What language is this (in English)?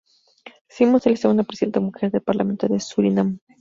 Spanish